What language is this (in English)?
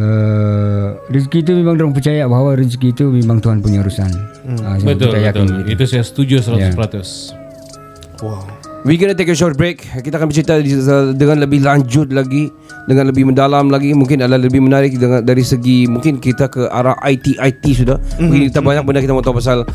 Malay